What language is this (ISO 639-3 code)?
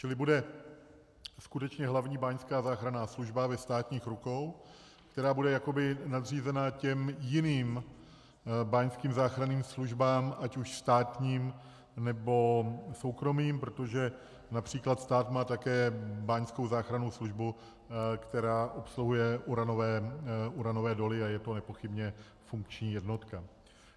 ces